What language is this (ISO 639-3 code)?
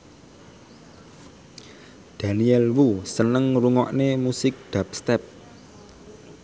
jav